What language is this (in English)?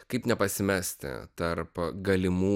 Lithuanian